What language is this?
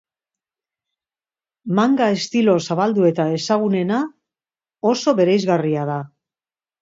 Basque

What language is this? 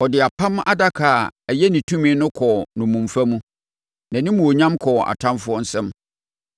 Akan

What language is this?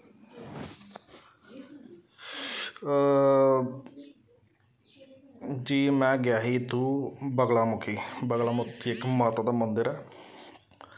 Dogri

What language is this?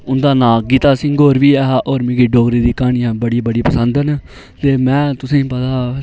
Dogri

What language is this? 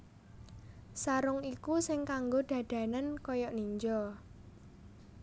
Javanese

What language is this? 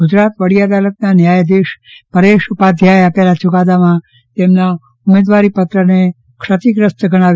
Gujarati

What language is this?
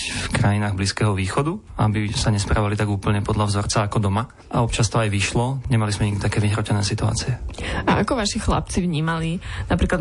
Slovak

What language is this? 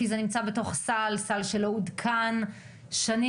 Hebrew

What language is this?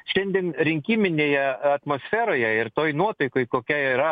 Lithuanian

